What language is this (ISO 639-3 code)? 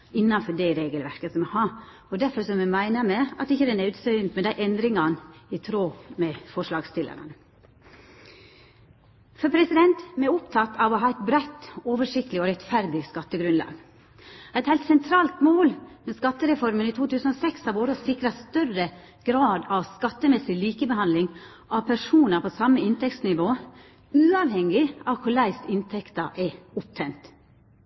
nno